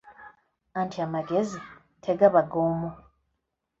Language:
Ganda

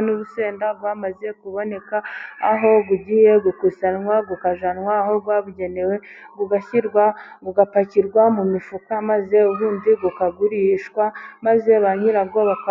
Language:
Kinyarwanda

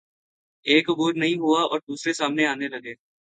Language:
Urdu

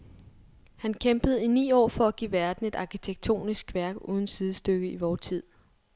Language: Danish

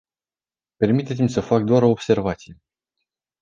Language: Romanian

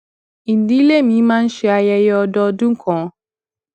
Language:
Yoruba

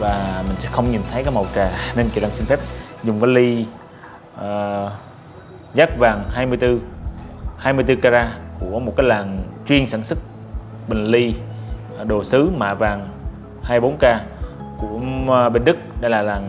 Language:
Vietnamese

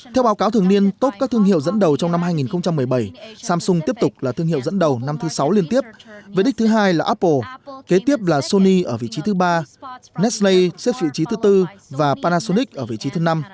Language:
Vietnamese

